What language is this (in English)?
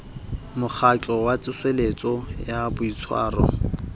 Southern Sotho